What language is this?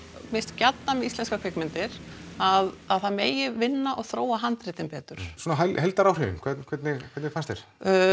Icelandic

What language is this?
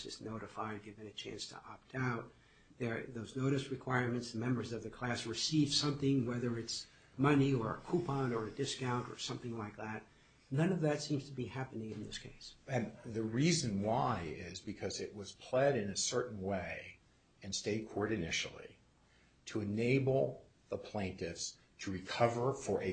English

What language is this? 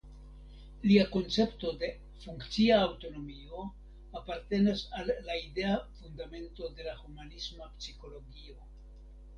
Esperanto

